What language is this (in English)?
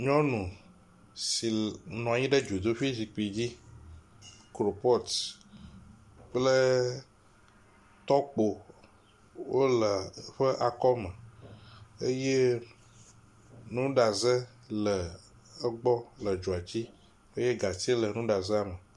Ewe